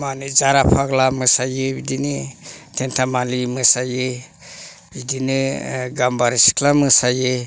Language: Bodo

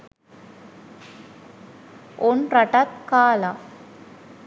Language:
Sinhala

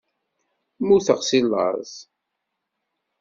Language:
Kabyle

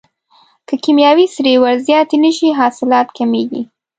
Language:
Pashto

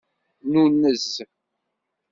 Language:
Kabyle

